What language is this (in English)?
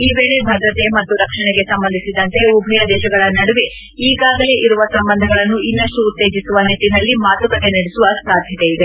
Kannada